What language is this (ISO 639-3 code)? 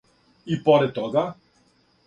srp